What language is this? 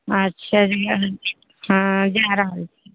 Maithili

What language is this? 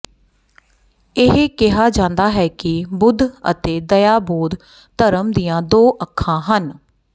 Punjabi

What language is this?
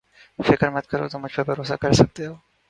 Urdu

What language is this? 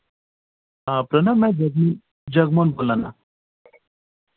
Dogri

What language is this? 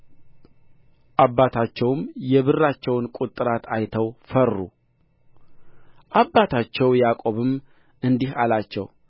Amharic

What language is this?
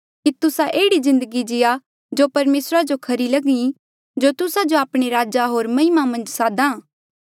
Mandeali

